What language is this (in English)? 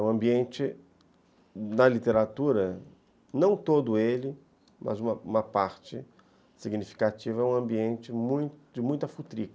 Portuguese